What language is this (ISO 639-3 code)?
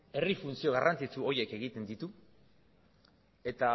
eus